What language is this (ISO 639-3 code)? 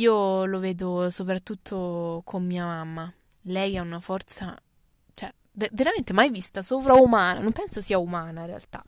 ita